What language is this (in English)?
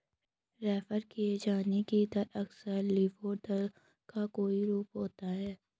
Hindi